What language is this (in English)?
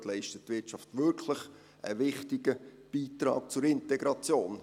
Swiss German